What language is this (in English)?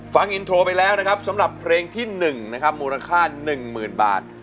Thai